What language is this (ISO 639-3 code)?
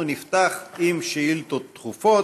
heb